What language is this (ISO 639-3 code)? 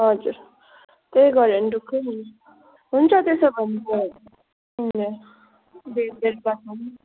nep